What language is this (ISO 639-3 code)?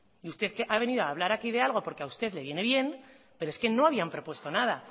spa